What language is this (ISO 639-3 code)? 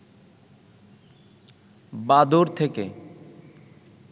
ben